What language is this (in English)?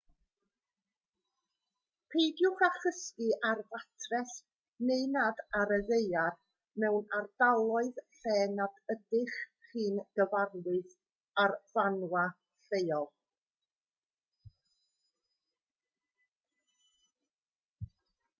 Welsh